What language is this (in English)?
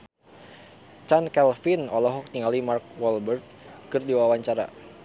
Sundanese